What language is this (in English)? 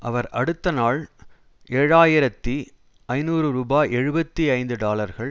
Tamil